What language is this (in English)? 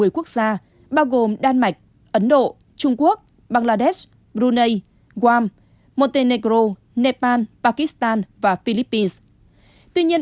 Vietnamese